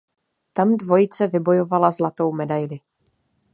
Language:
Czech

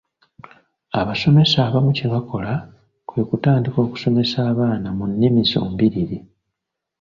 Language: Ganda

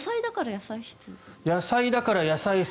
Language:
Japanese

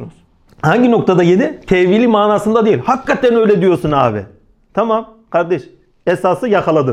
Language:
Turkish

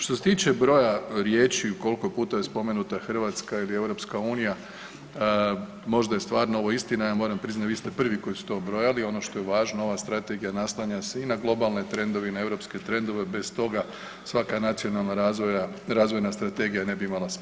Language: Croatian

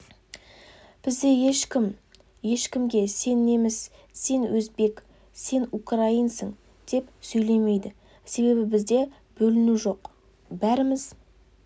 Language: Kazakh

